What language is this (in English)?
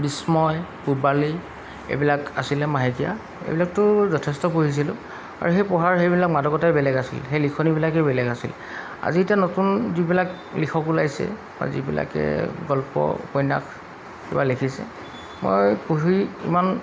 Assamese